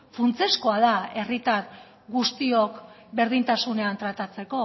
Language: Basque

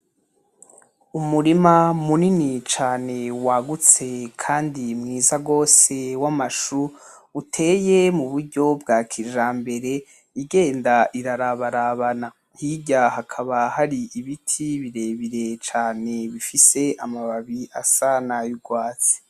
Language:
Rundi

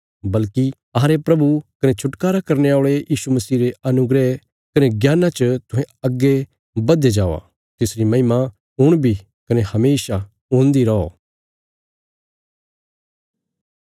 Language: Bilaspuri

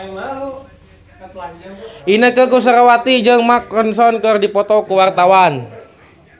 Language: Sundanese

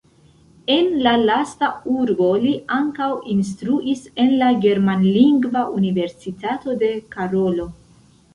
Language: Esperanto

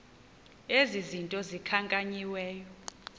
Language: Xhosa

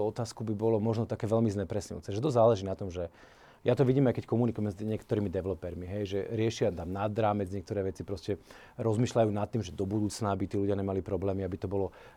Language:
Slovak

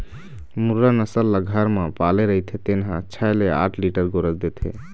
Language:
Chhattisgarhi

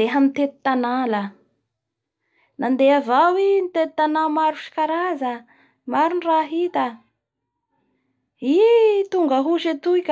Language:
Bara Malagasy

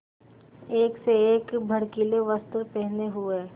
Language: Hindi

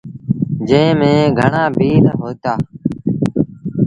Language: Sindhi Bhil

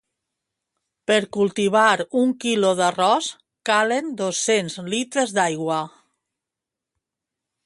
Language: Catalan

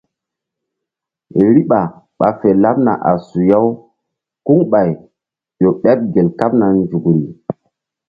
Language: Mbum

